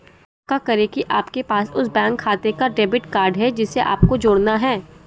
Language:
Hindi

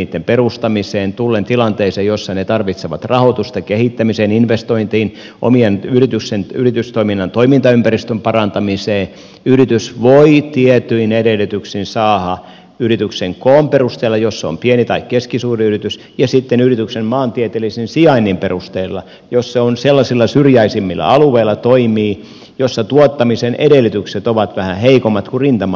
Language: Finnish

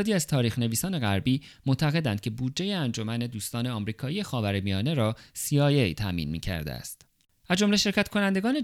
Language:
Persian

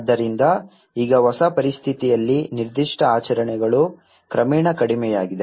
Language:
Kannada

